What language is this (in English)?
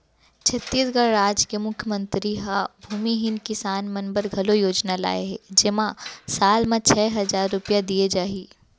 Chhattisgarhi